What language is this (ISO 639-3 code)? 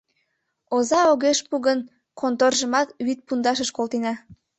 chm